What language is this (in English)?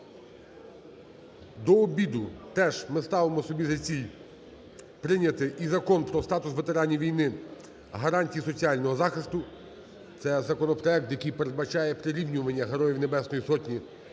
Ukrainian